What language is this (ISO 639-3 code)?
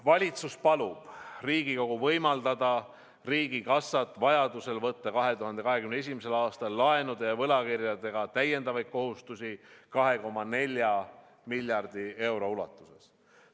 est